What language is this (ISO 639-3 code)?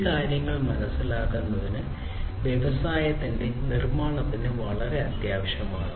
mal